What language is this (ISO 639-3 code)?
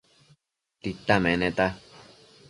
mcf